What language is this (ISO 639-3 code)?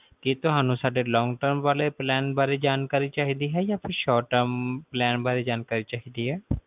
pan